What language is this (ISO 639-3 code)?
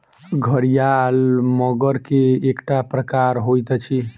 mai